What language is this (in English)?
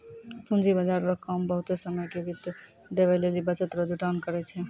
Maithili